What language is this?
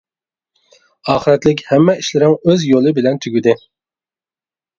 Uyghur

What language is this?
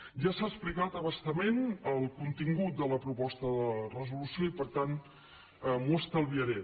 Catalan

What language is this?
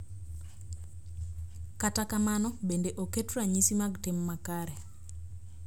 Luo (Kenya and Tanzania)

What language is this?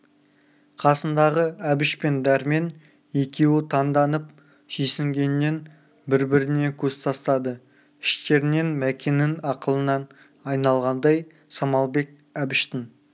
Kazakh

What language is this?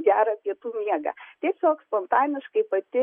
Lithuanian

